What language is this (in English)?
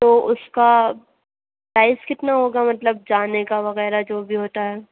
Urdu